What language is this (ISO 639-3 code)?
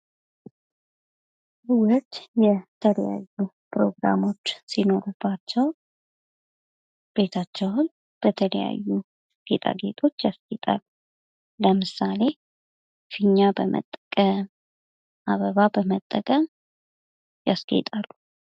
amh